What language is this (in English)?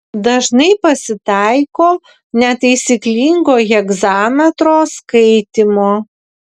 Lithuanian